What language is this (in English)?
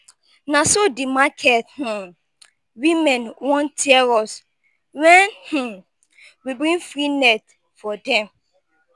Nigerian Pidgin